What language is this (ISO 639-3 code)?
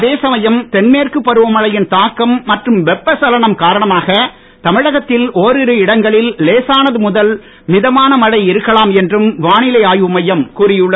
tam